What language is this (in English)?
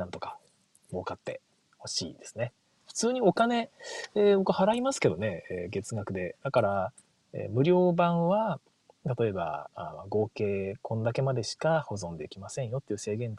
Japanese